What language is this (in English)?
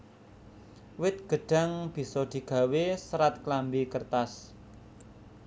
Javanese